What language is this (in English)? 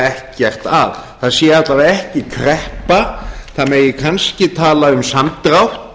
Icelandic